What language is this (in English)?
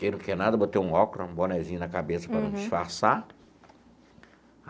Portuguese